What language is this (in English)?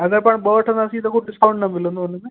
Sindhi